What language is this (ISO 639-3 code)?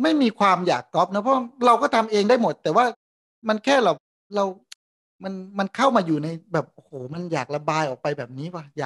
tha